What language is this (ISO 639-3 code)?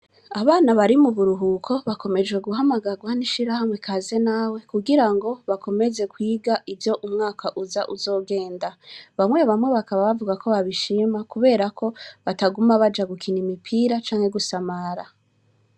run